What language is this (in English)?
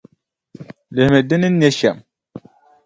Dagbani